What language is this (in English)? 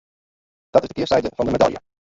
Western Frisian